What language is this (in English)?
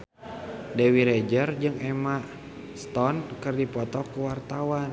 Sundanese